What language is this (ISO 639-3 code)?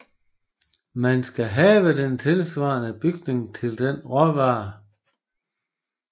dan